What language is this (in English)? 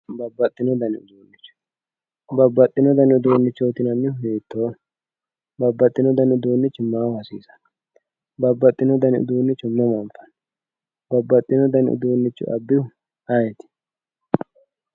Sidamo